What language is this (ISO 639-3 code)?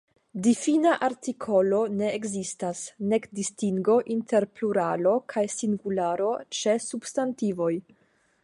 epo